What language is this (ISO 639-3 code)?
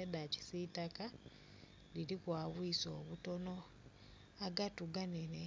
xog